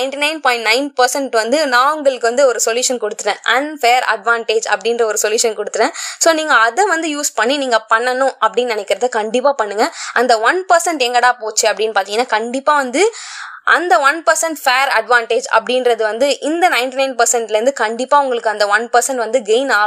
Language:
Tamil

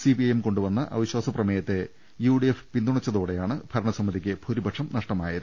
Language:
Malayalam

